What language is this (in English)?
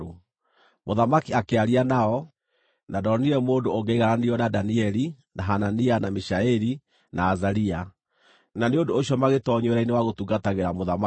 Kikuyu